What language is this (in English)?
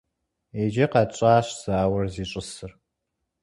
Kabardian